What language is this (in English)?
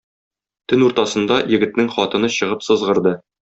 Tatar